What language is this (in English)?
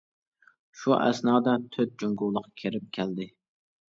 Uyghur